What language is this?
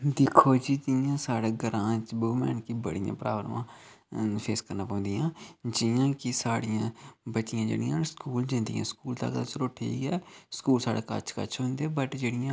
Dogri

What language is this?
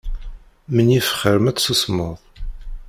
Kabyle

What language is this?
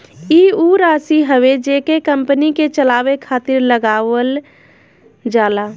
Bhojpuri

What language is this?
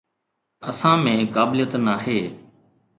Sindhi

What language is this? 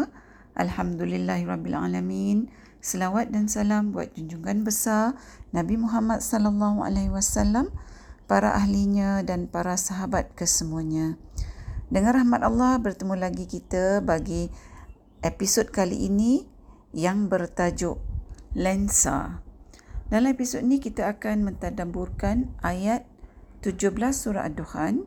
Malay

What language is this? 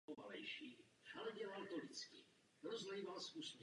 Czech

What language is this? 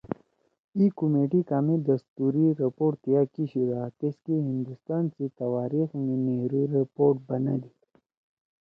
Torwali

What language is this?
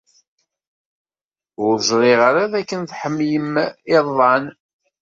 Kabyle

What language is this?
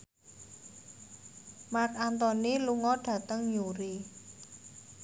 Javanese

